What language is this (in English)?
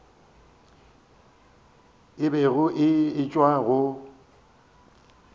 Northern Sotho